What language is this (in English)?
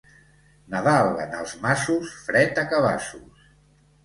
Catalan